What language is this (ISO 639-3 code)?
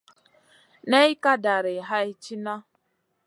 mcn